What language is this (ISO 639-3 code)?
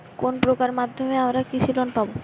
ben